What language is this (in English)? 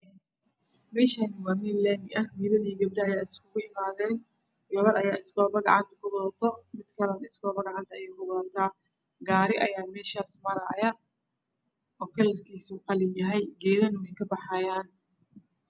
Somali